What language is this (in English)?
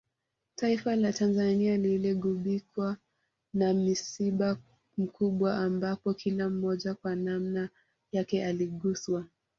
Swahili